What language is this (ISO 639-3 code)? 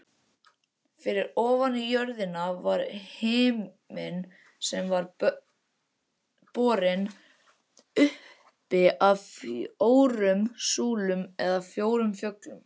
isl